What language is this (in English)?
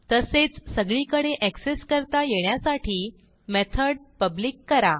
Marathi